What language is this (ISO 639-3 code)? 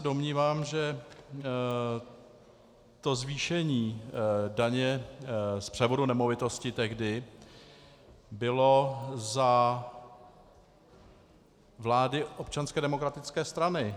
ces